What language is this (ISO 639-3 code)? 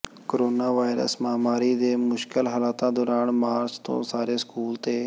pan